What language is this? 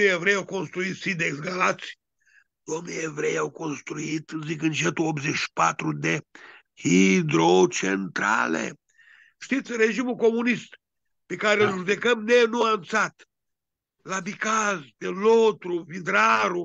Romanian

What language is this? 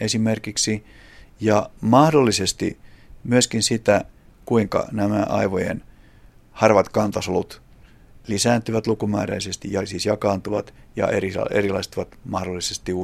Finnish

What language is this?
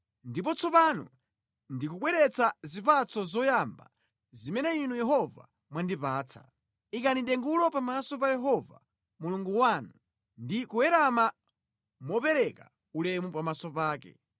Nyanja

